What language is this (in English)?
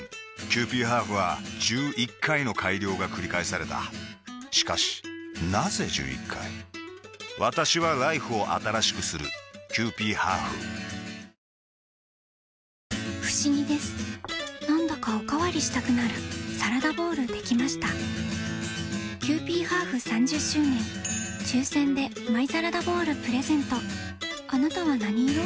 Japanese